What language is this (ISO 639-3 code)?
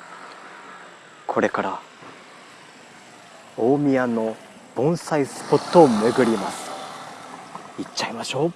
jpn